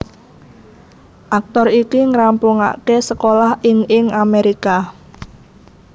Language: Javanese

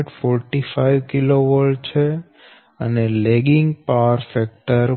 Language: Gujarati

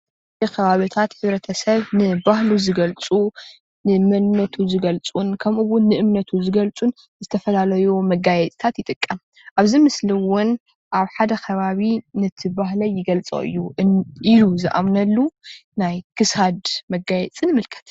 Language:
Tigrinya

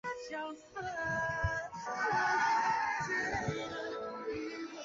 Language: Chinese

